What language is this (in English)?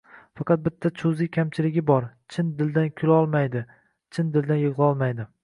Uzbek